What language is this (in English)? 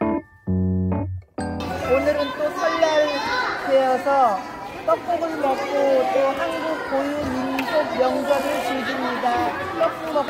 Korean